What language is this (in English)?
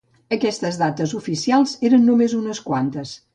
Catalan